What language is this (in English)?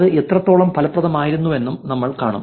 Malayalam